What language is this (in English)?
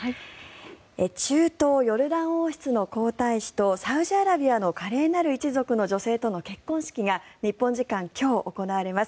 Japanese